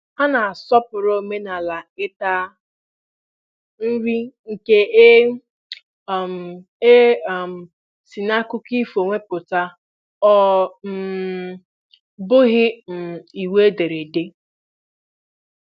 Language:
Igbo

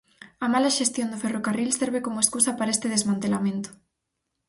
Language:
Galician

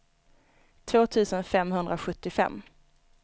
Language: Swedish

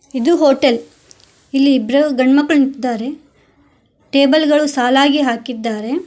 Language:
Kannada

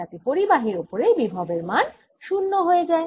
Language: Bangla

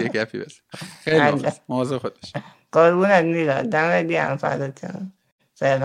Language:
Persian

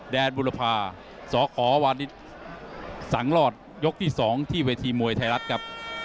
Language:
Thai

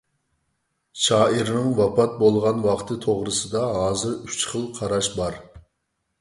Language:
Uyghur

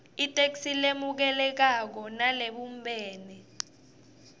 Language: Swati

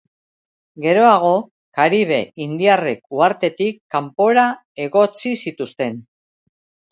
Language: Basque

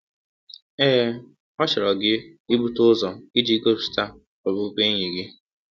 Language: Igbo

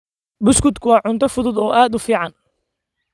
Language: Somali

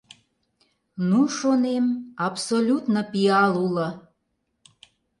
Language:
Mari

